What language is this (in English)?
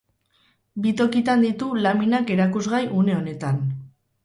Basque